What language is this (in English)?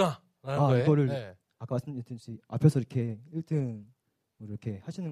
Korean